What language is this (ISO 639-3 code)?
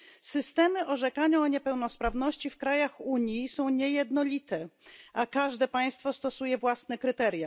pol